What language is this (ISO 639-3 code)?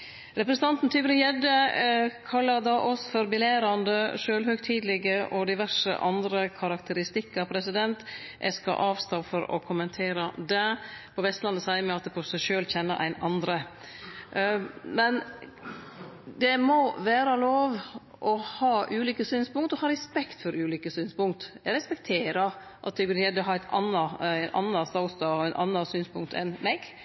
nno